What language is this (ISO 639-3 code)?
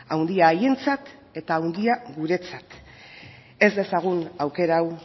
eus